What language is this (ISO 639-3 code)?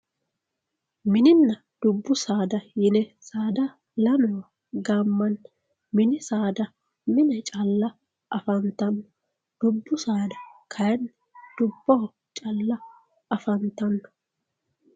sid